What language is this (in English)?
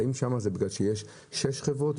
Hebrew